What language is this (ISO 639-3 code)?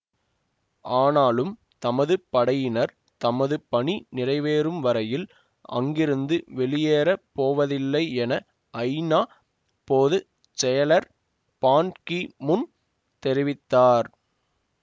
tam